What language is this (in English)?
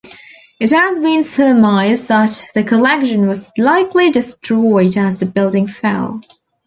English